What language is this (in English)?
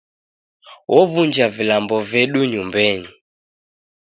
Taita